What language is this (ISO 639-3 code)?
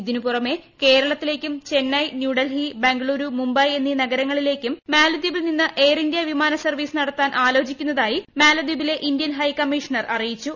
mal